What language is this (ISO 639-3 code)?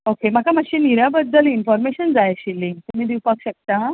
kok